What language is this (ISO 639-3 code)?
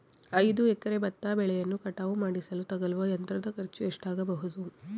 kan